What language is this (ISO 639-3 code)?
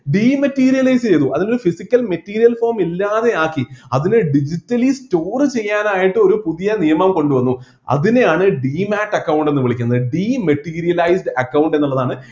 mal